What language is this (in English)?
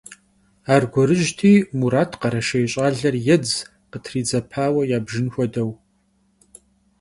Kabardian